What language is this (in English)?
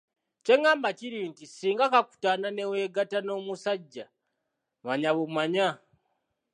Ganda